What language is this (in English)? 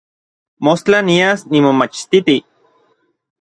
Orizaba Nahuatl